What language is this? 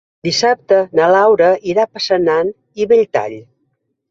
Catalan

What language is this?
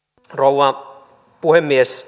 Finnish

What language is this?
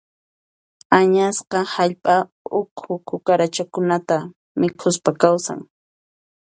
Puno Quechua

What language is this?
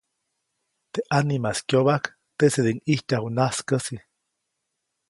Copainalá Zoque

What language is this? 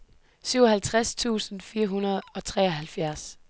Danish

